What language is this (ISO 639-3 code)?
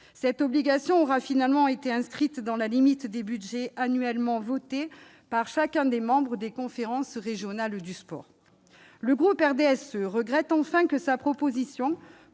fra